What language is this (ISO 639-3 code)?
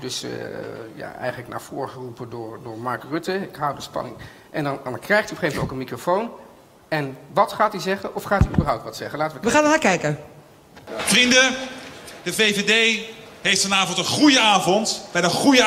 nld